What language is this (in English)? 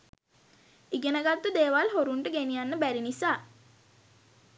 Sinhala